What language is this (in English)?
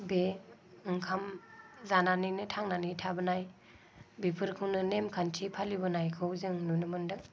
Bodo